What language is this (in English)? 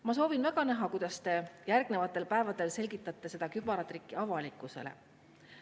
Estonian